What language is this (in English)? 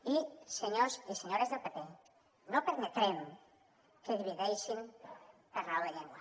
Catalan